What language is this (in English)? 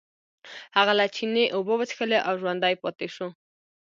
Pashto